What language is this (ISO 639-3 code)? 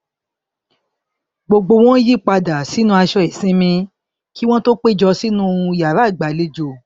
yor